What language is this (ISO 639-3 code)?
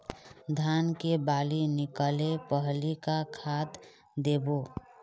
hne